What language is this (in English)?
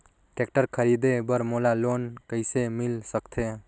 Chhattisgarhi